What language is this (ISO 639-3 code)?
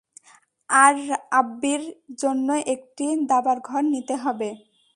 ben